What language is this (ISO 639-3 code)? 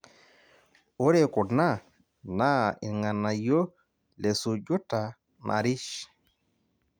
mas